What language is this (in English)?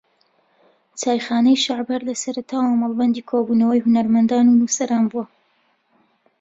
Central Kurdish